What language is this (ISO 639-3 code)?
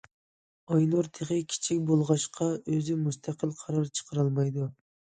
uig